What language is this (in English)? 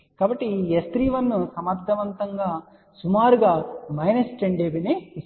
Telugu